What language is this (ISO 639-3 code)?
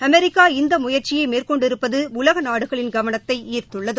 tam